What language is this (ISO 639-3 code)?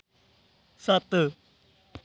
doi